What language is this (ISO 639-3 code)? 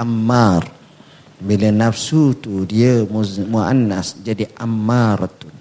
msa